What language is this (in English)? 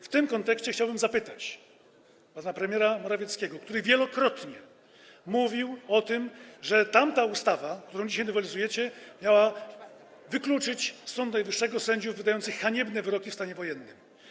Polish